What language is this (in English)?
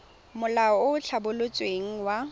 Tswana